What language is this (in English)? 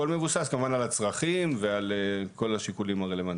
Hebrew